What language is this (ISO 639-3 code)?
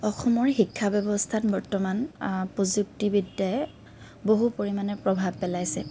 asm